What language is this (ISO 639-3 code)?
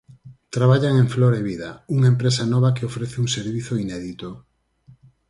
glg